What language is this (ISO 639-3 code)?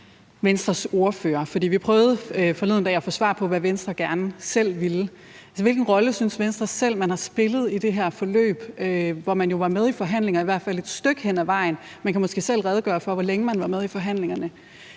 dan